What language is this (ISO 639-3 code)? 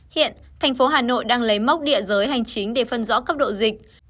vie